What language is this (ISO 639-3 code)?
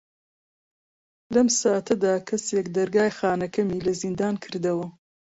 ckb